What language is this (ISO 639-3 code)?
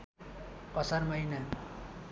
nep